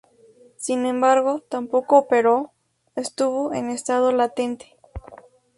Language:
Spanish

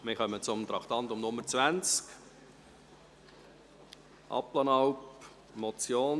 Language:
Swiss German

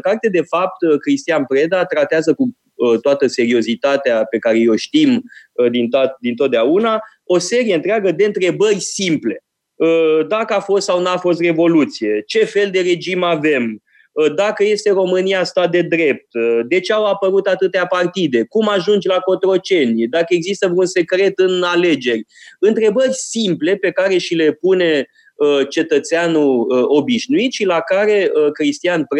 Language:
Romanian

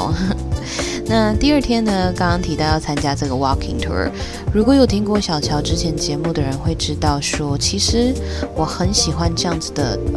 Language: Chinese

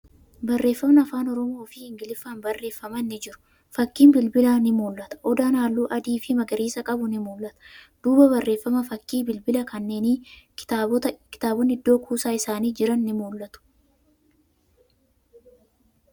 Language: Oromo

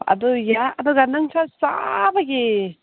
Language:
Manipuri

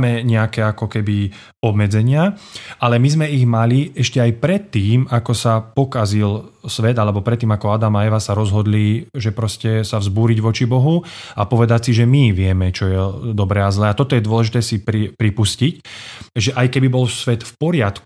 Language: Slovak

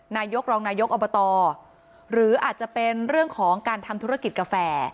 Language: Thai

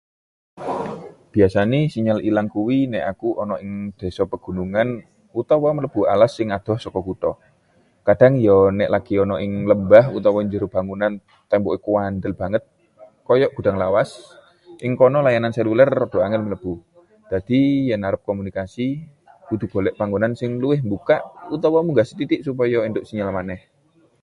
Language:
Javanese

